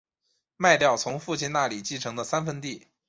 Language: Chinese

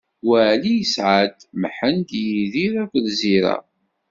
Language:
Kabyle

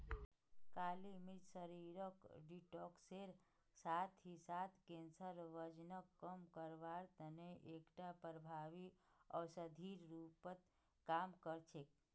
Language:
Magahi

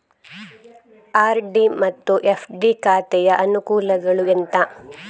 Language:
Kannada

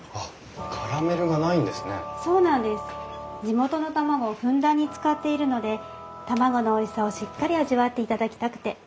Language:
Japanese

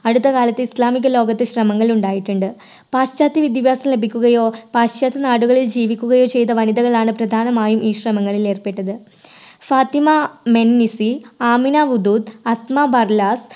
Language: Malayalam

